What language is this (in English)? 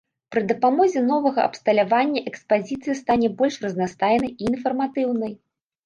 Belarusian